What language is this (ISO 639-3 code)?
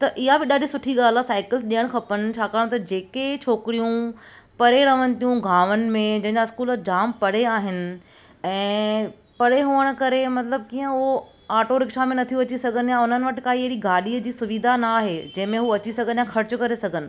snd